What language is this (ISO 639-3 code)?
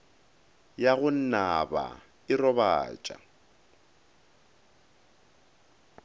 nso